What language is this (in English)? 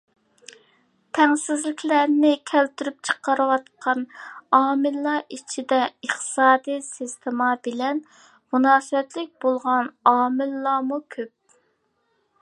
Uyghur